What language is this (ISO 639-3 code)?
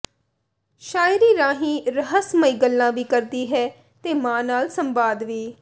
pan